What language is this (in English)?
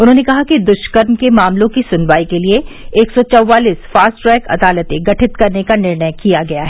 Hindi